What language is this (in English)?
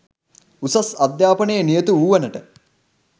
Sinhala